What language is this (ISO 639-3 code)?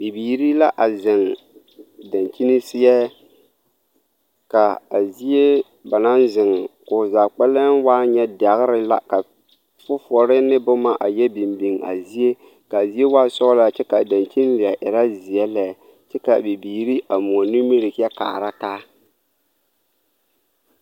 dga